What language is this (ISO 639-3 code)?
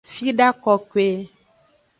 ajg